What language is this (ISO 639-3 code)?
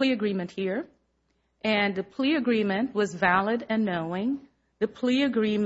eng